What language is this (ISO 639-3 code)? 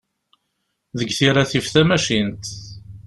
kab